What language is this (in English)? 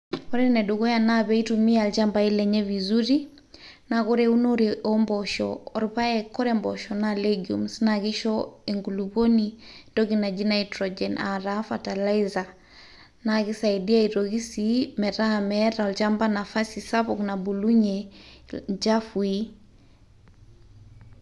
Masai